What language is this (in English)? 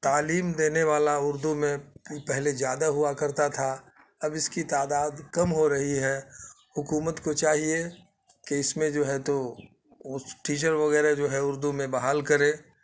Urdu